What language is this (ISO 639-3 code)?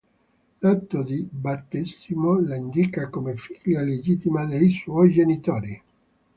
ita